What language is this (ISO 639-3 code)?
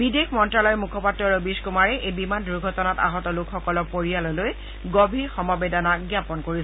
asm